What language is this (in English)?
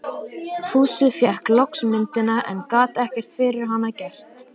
Icelandic